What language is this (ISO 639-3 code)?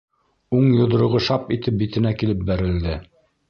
bak